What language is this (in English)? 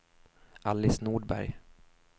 Swedish